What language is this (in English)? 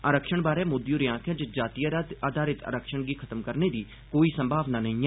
Dogri